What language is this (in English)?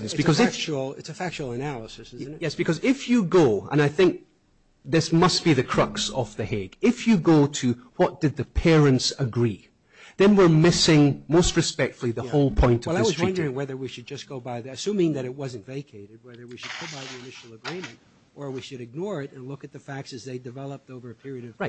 English